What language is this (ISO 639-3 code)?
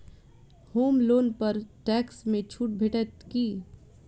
mai